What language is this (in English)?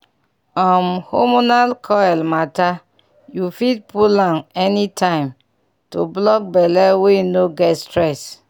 Nigerian Pidgin